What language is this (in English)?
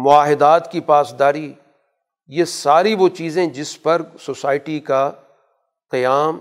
Urdu